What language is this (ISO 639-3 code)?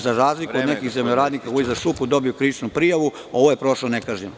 srp